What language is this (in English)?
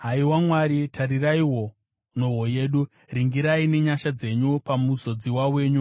Shona